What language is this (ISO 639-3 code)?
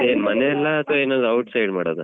kan